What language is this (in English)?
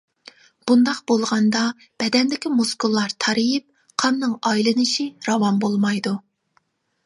Uyghur